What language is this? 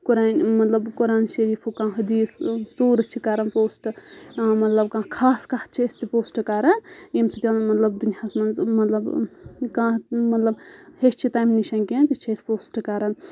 Kashmiri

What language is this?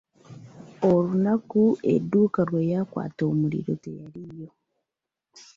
Ganda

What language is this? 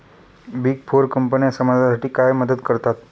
Marathi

